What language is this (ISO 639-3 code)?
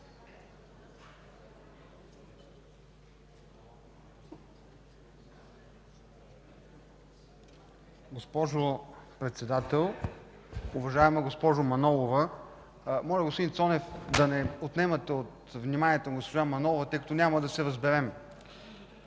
bul